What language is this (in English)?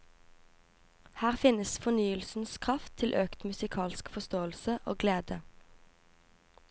Norwegian